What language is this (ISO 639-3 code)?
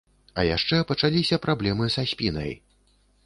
bel